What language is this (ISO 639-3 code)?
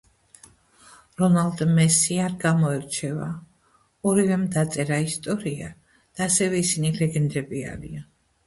kat